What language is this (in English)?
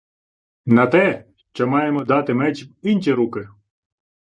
Ukrainian